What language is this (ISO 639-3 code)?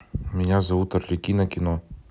rus